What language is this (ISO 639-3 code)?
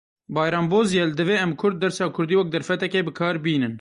kur